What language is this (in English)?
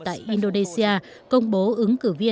Vietnamese